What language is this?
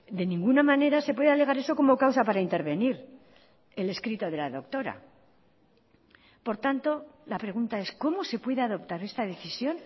Spanish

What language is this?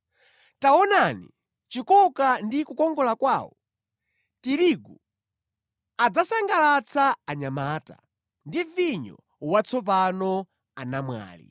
Nyanja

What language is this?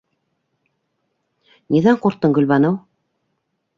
Bashkir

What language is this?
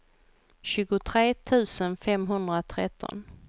Swedish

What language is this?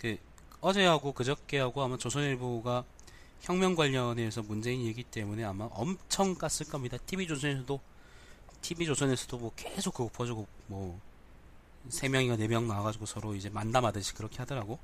Korean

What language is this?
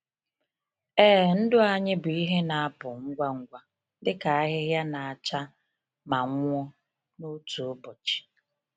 Igbo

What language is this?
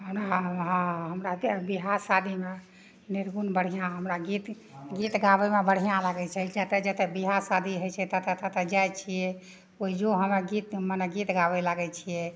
Maithili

